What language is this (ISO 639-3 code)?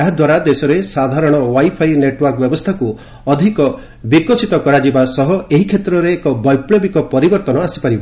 ori